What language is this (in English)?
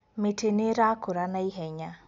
Kikuyu